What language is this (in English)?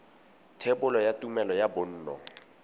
Tswana